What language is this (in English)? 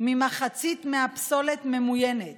Hebrew